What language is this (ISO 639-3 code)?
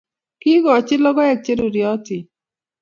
kln